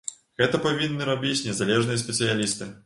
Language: Belarusian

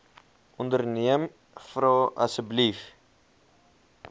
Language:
Afrikaans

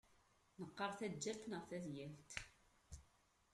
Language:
Kabyle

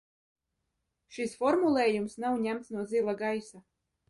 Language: Latvian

